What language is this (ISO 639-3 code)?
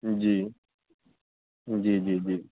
urd